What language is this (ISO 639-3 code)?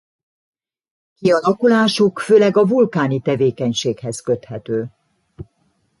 hun